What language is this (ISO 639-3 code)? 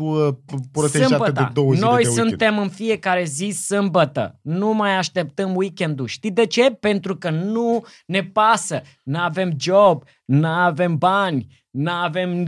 ron